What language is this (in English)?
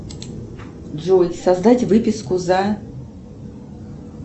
Russian